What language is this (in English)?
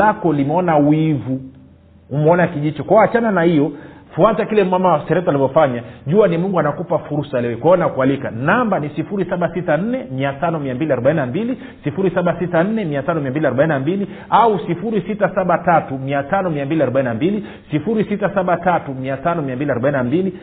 Swahili